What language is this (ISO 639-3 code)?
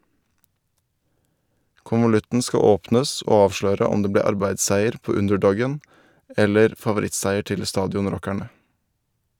nor